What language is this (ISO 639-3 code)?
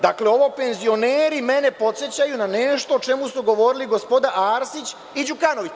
srp